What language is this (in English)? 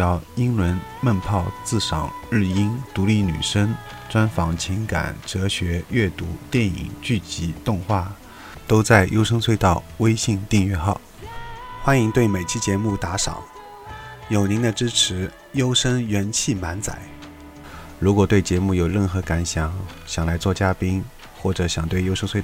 Chinese